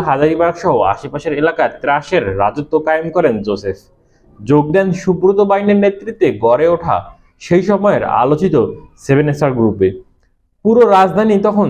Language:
Bangla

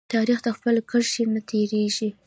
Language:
Pashto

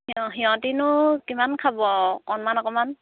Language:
Assamese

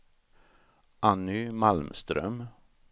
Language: Swedish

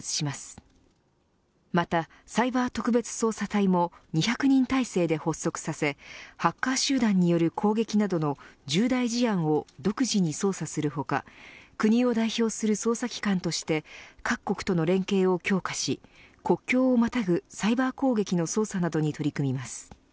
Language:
Japanese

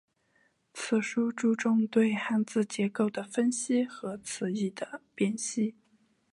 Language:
Chinese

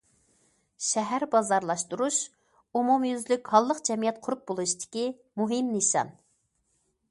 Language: Uyghur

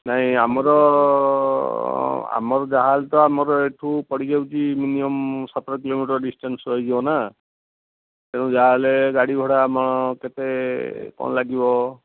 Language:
Odia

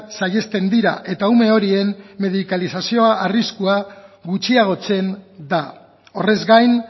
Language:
Basque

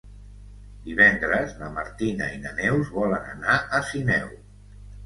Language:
Catalan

